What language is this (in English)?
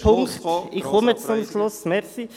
Swiss German